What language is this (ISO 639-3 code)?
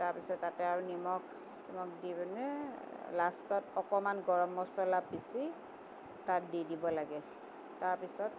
asm